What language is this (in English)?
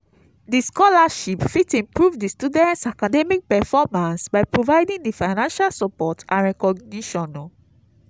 Nigerian Pidgin